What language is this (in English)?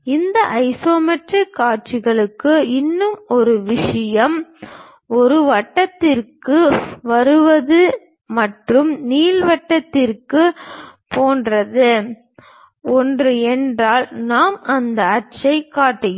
Tamil